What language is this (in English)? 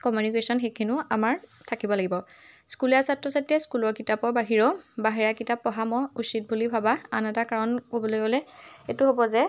Assamese